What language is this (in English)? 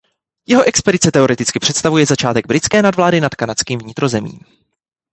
Czech